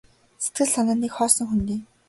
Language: Mongolian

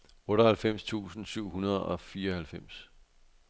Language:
Danish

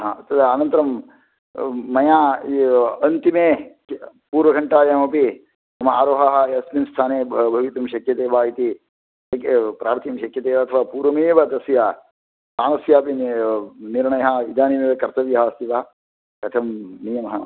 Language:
Sanskrit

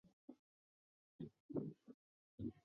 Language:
Chinese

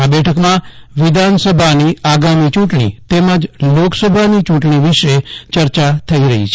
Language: Gujarati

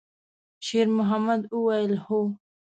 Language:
Pashto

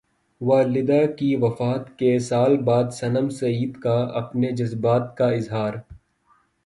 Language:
Urdu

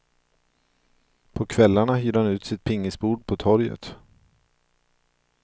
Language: Swedish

